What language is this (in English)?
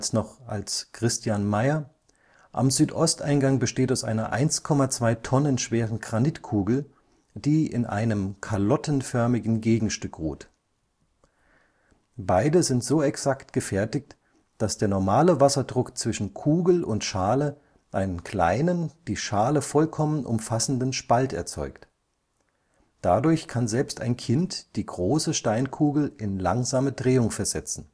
German